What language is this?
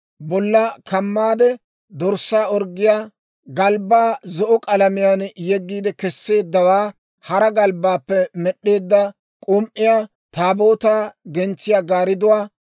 Dawro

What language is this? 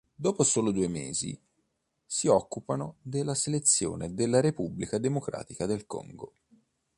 Italian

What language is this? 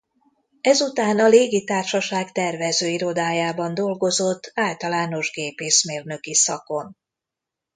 Hungarian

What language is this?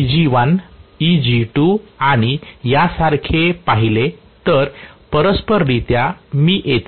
Marathi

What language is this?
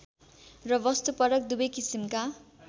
Nepali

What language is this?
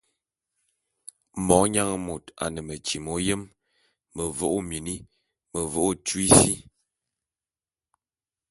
Bulu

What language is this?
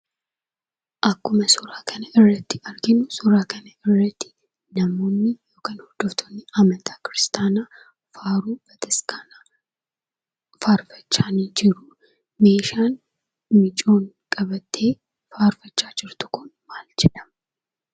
Oromo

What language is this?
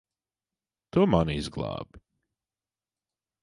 Latvian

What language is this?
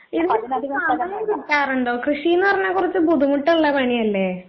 Malayalam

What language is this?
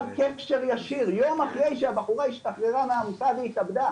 Hebrew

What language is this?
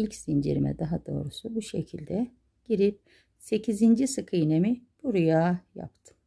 Turkish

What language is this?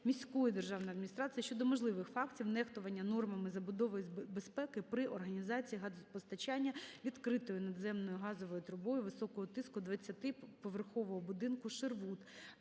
Ukrainian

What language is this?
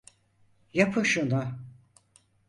Turkish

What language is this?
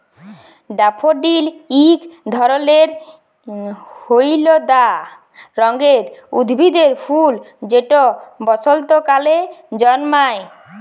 Bangla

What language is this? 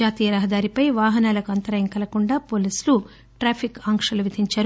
Telugu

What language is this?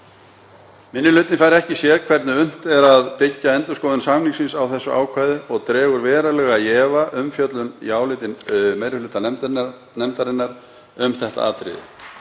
Icelandic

